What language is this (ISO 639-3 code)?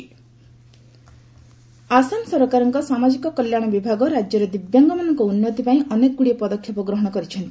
ori